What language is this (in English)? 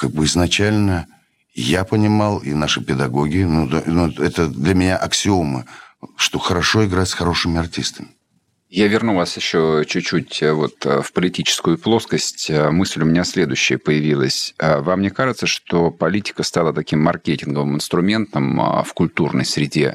Russian